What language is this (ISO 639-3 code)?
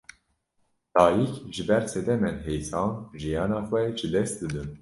kur